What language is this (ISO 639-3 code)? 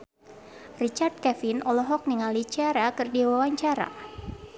sun